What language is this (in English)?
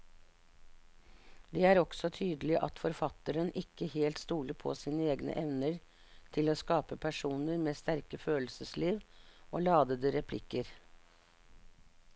Norwegian